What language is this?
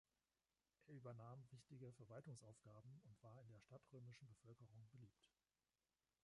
German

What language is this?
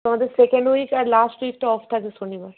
Bangla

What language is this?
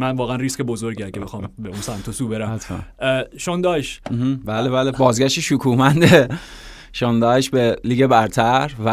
Persian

